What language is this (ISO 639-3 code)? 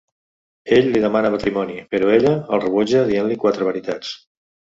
cat